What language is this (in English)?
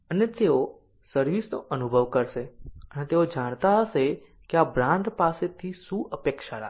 Gujarati